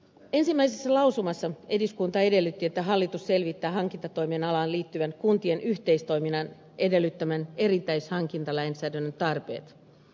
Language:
Finnish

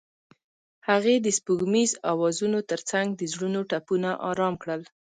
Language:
Pashto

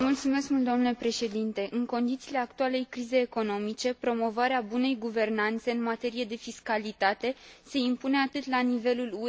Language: Romanian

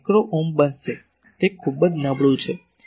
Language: Gujarati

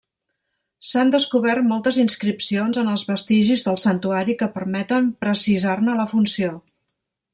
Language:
Catalan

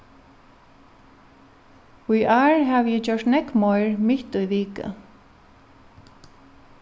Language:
Faroese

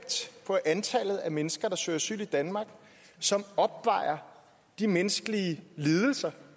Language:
Danish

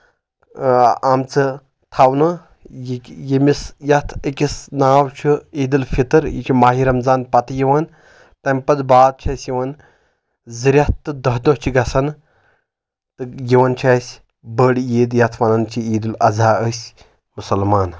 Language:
Kashmiri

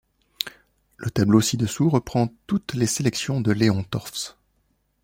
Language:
French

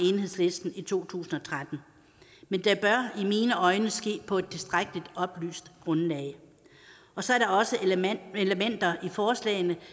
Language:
Danish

